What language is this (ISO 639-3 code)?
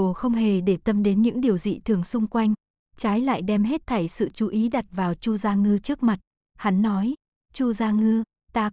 vie